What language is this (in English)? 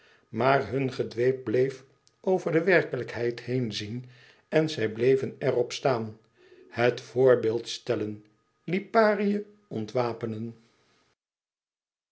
Dutch